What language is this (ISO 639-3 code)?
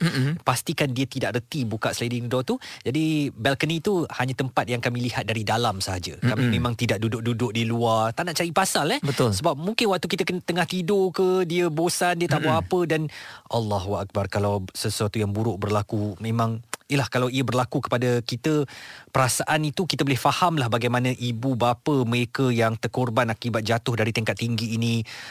msa